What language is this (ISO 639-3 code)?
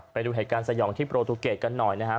tha